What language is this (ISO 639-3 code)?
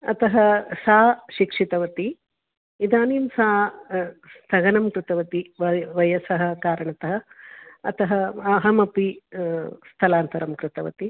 san